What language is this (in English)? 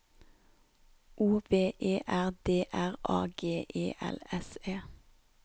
Norwegian